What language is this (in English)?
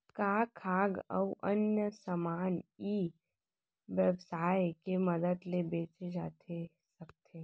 Chhattisgarhi